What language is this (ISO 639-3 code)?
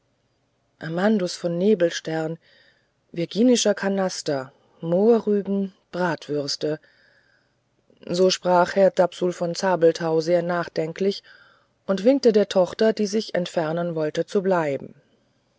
deu